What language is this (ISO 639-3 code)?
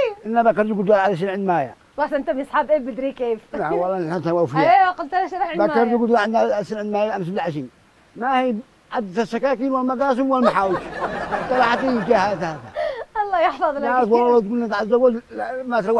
ara